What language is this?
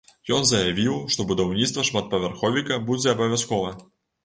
Belarusian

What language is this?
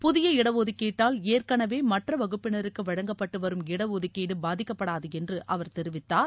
Tamil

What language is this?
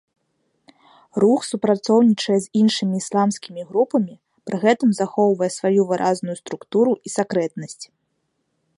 Belarusian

